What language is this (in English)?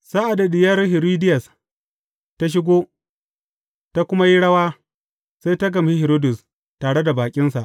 Hausa